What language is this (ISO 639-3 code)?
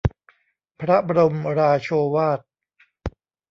tha